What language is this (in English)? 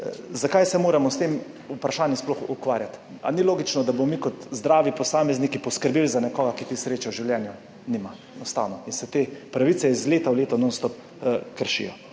Slovenian